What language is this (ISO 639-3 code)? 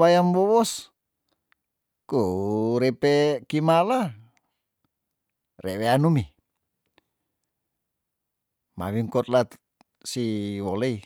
tdn